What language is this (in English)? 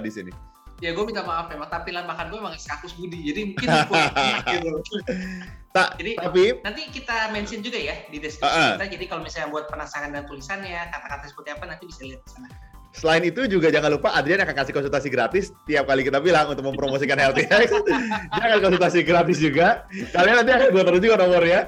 Indonesian